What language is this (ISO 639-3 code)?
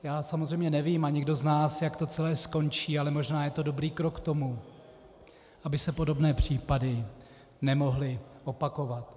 ces